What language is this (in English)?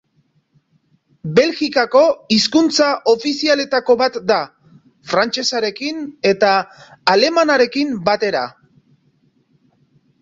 Basque